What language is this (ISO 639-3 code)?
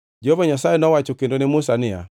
luo